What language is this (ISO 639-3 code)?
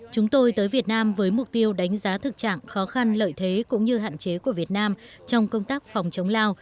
vie